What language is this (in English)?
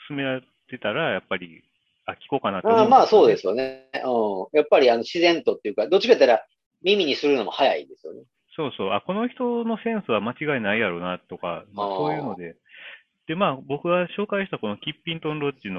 Japanese